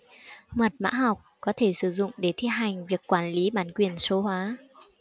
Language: Vietnamese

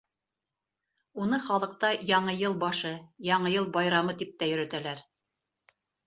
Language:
Bashkir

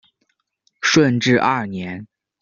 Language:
Chinese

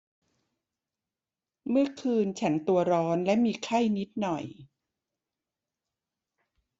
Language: Thai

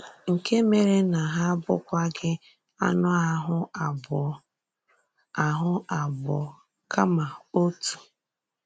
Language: Igbo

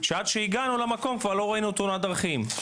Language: Hebrew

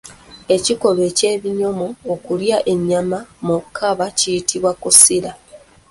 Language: Ganda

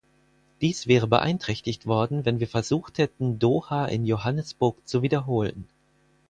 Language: German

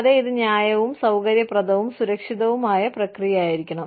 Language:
Malayalam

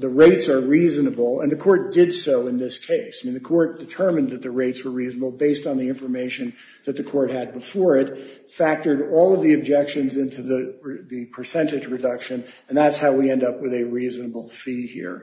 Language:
English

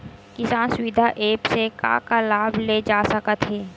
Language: Chhattisgarhi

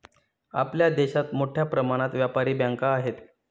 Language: Marathi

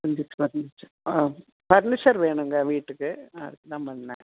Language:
Tamil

